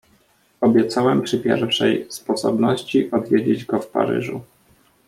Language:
Polish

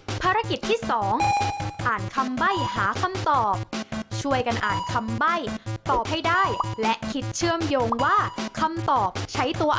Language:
Thai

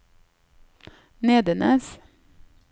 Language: Norwegian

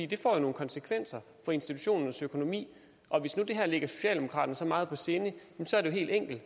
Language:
Danish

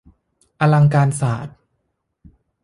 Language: Thai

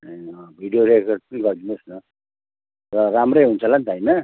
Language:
Nepali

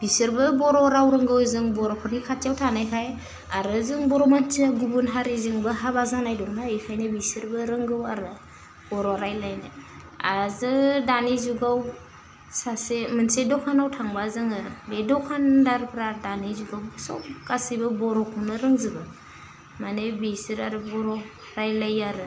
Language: Bodo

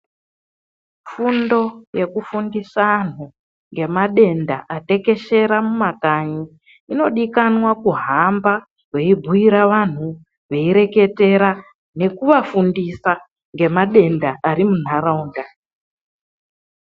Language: Ndau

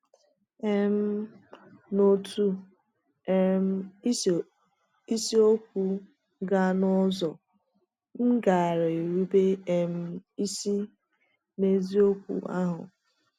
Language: Igbo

